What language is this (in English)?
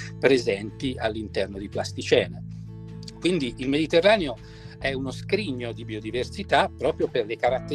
Italian